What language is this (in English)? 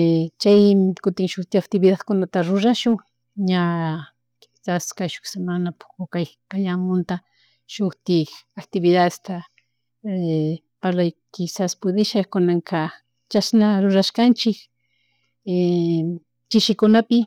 Chimborazo Highland Quichua